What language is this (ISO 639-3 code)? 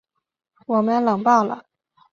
zho